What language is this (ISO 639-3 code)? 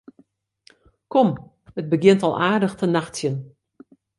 fry